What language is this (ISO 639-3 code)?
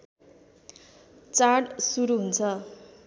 nep